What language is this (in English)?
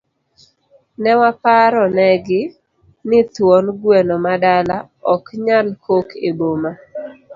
Luo (Kenya and Tanzania)